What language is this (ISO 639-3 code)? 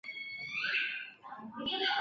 zho